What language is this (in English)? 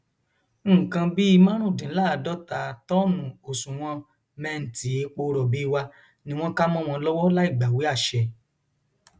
Yoruba